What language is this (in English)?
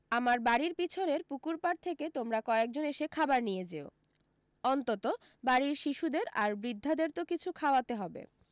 Bangla